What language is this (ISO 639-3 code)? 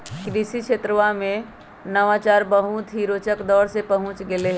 mag